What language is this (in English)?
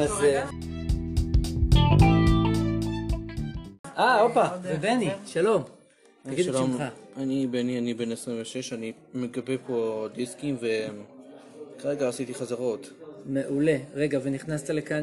Hebrew